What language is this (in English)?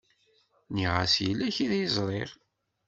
Kabyle